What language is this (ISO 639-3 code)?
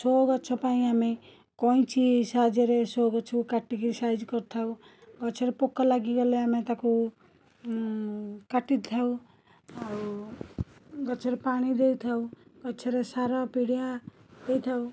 ori